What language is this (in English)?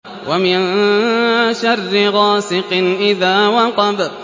Arabic